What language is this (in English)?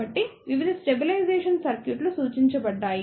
Telugu